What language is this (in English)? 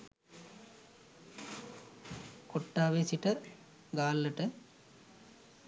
Sinhala